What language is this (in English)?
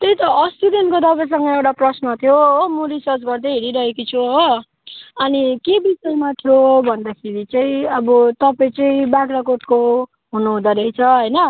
Nepali